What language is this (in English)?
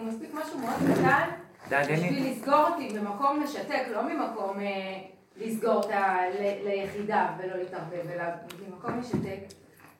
Hebrew